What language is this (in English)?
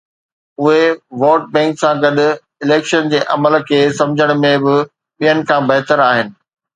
Sindhi